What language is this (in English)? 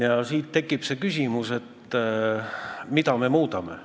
Estonian